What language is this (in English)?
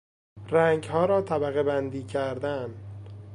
Persian